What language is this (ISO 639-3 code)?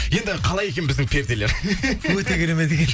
kaz